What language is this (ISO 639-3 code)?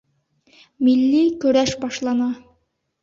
bak